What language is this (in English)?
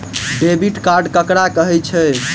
Maithili